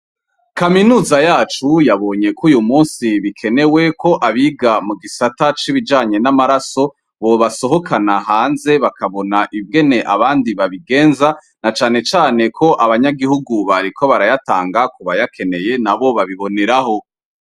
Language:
Rundi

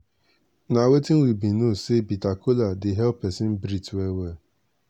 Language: Nigerian Pidgin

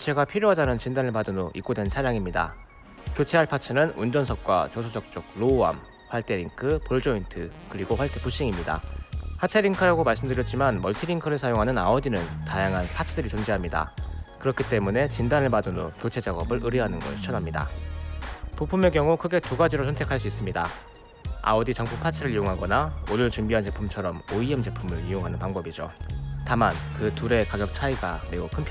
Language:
Korean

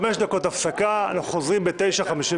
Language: Hebrew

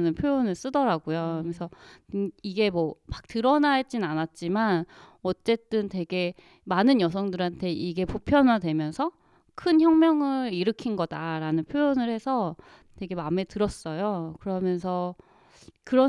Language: Korean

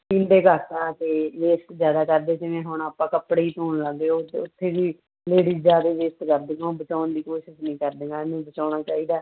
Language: Punjabi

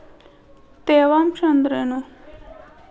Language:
Kannada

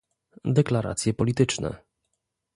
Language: Polish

